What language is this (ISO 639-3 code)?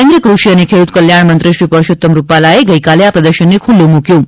guj